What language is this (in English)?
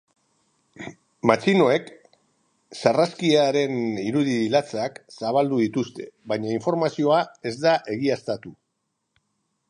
Basque